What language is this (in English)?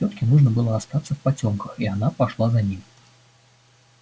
Russian